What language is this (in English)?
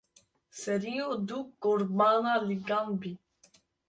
Kurdish